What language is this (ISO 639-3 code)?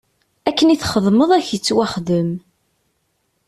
kab